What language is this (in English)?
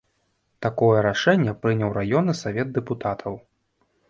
Belarusian